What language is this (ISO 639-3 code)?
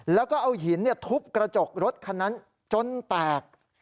tha